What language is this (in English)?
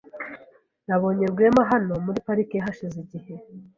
Kinyarwanda